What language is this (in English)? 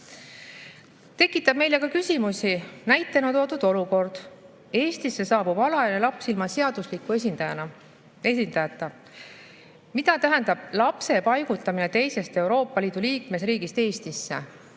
Estonian